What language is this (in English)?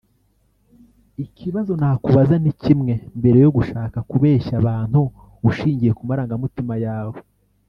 Kinyarwanda